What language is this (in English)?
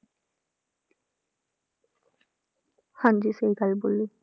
Punjabi